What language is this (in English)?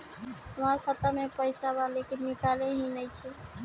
Bhojpuri